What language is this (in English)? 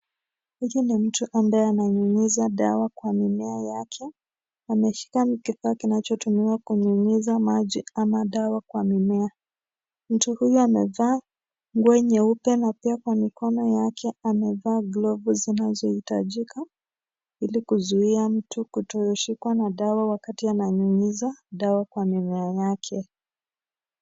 Swahili